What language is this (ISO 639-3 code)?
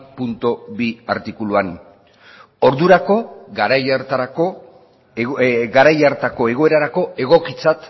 eus